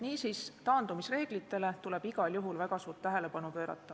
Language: Estonian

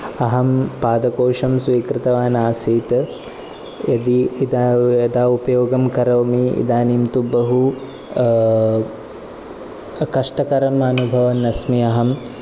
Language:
Sanskrit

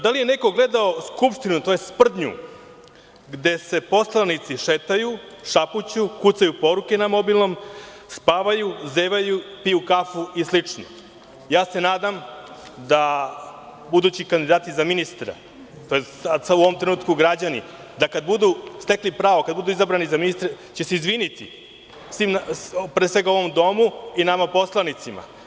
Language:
Serbian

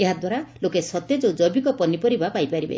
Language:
Odia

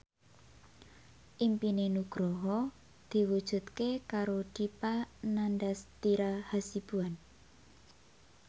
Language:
Javanese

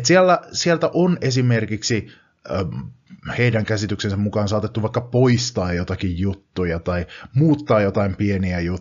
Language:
Finnish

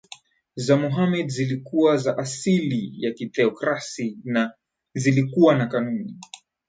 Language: Swahili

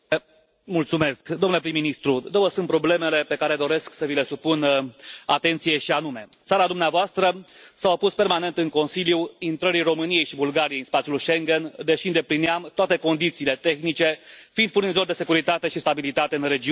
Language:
Romanian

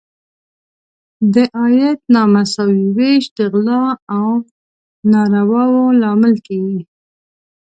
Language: Pashto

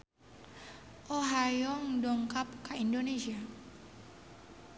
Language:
Sundanese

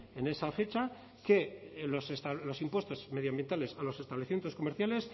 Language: Spanish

